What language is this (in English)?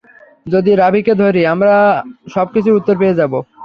Bangla